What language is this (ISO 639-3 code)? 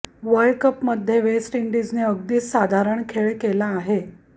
mar